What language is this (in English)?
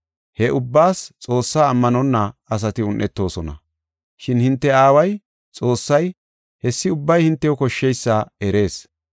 Gofa